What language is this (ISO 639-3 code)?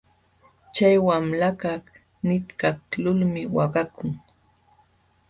qxw